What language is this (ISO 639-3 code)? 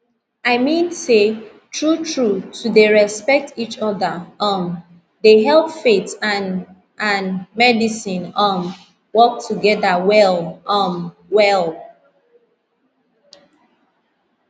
pcm